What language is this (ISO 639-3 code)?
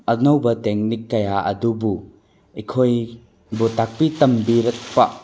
mni